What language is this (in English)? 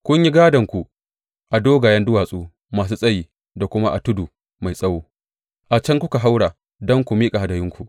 Hausa